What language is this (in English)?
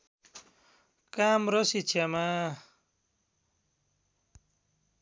Nepali